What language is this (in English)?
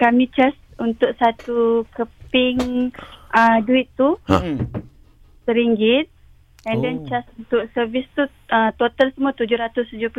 Malay